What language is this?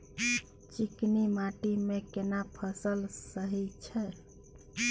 Maithili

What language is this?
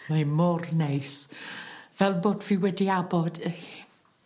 Welsh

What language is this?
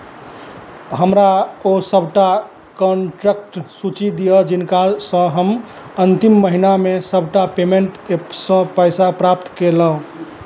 Maithili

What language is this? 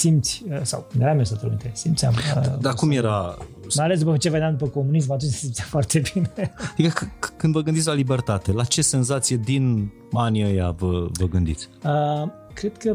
Romanian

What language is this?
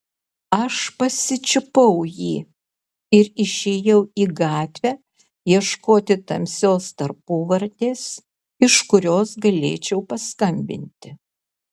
Lithuanian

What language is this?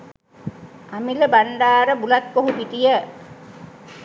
Sinhala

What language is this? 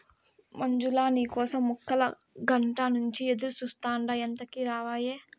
Telugu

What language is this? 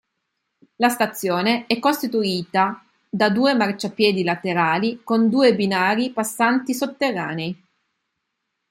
Italian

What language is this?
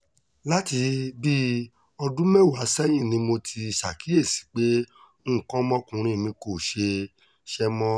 Yoruba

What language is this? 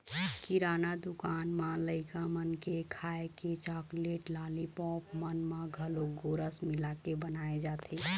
Chhattisgarhi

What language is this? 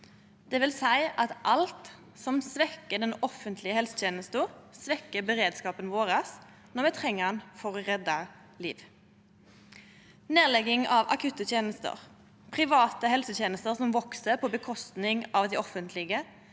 Norwegian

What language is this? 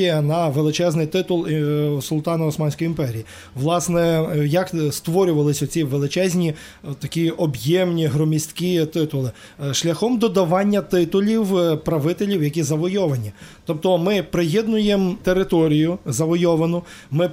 Ukrainian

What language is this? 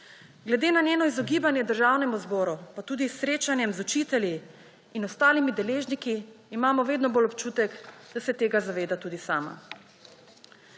Slovenian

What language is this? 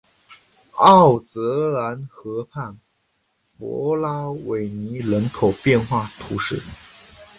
Chinese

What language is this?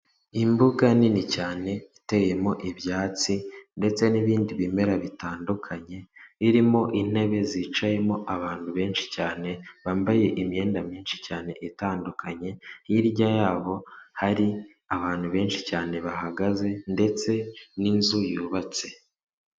Kinyarwanda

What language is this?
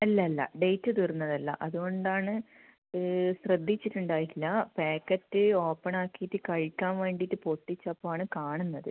Malayalam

